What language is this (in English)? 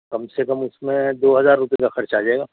Urdu